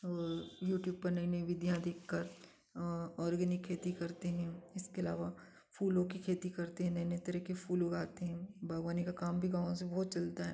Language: Hindi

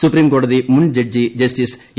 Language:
Malayalam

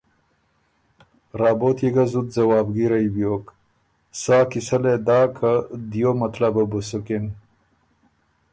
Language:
Ormuri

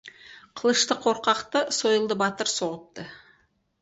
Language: Kazakh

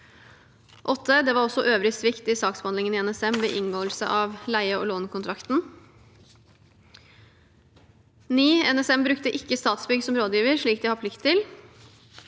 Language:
Norwegian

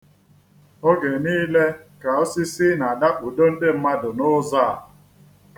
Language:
Igbo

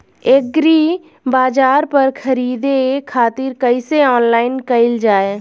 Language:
Bhojpuri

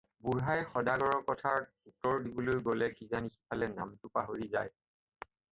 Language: Assamese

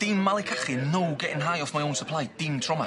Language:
Welsh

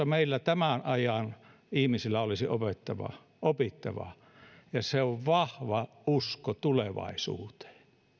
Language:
Finnish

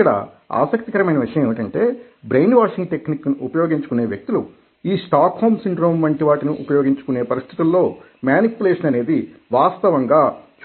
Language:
Telugu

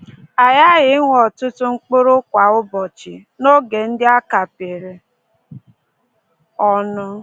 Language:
Igbo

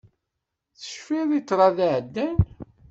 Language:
Kabyle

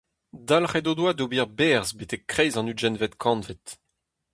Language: Breton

